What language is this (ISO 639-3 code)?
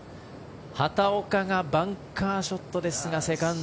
jpn